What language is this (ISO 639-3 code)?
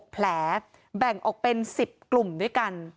tha